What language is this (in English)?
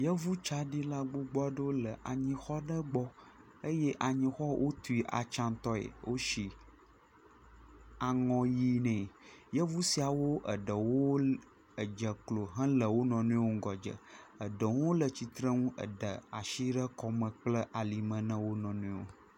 Ewe